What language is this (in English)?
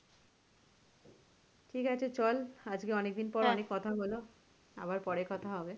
Bangla